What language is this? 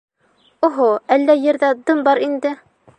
Bashkir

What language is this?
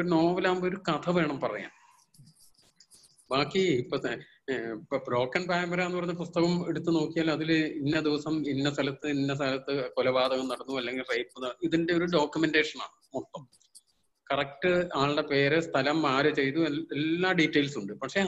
Malayalam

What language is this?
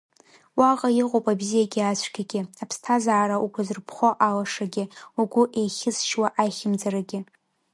Abkhazian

